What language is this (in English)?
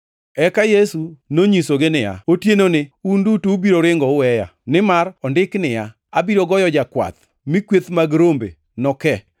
Luo (Kenya and Tanzania)